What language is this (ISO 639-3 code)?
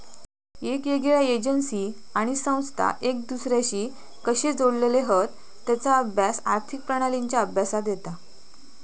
mar